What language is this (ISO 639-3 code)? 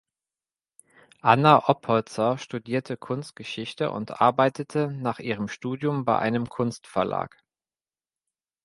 deu